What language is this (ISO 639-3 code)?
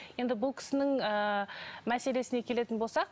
kaz